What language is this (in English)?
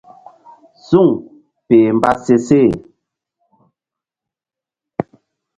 Mbum